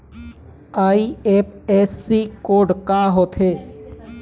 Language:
Chhattisgarhi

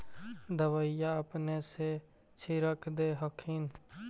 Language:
Magahi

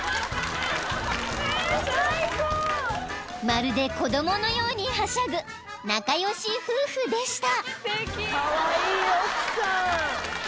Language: Japanese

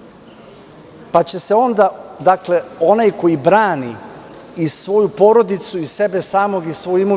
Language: Serbian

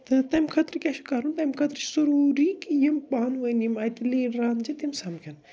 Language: Kashmiri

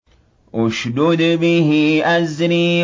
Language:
Arabic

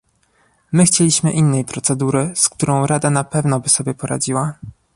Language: Polish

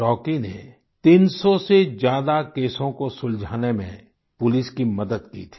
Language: Hindi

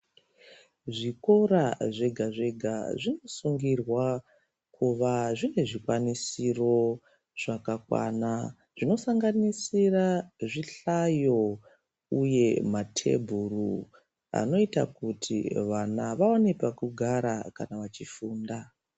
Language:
Ndau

